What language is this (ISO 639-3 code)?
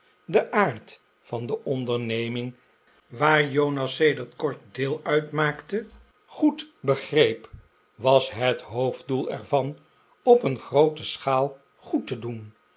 nld